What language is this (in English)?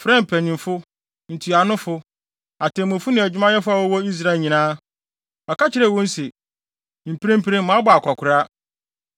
Akan